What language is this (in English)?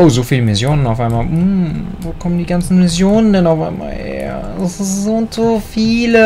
German